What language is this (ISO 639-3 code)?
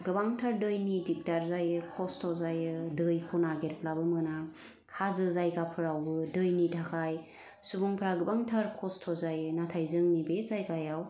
brx